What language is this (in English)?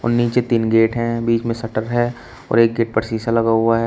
Hindi